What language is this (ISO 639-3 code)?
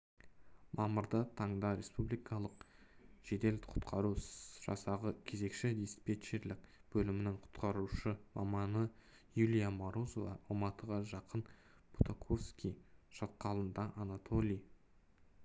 kaz